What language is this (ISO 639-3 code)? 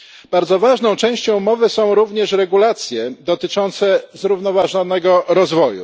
pol